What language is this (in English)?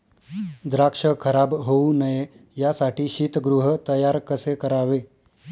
Marathi